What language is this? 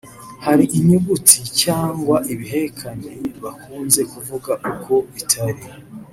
Kinyarwanda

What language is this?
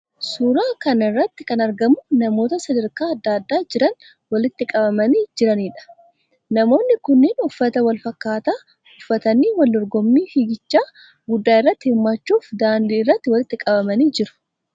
Oromo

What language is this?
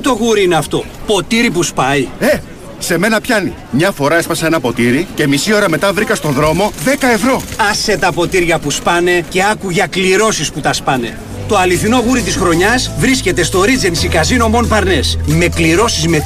Greek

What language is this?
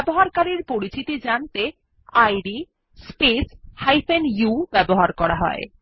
Bangla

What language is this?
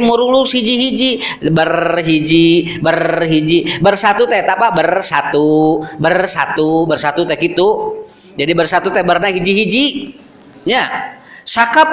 Indonesian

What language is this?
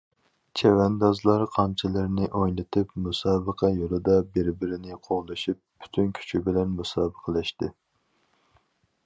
Uyghur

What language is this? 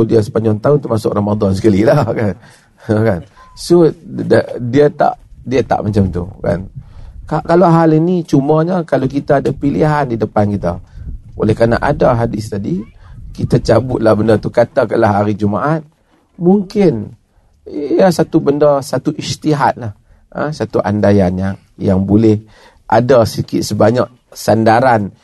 Malay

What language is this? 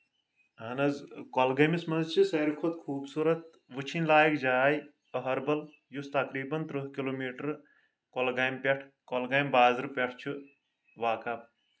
Kashmiri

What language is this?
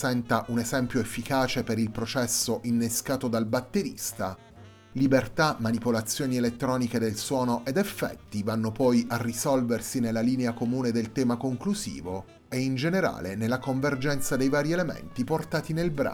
Italian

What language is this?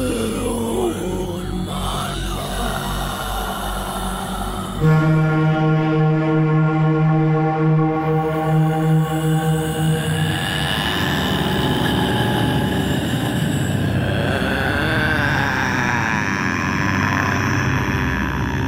Malay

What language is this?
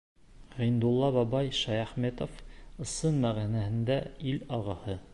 Bashkir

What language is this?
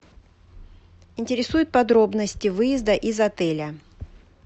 Russian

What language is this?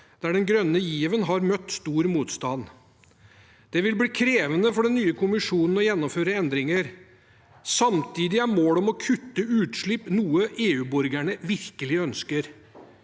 Norwegian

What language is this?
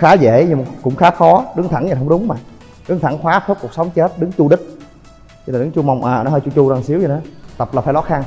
Vietnamese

